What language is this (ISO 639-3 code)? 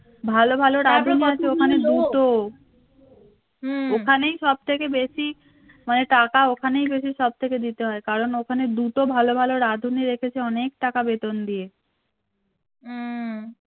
ben